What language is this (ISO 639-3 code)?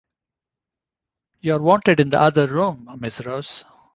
eng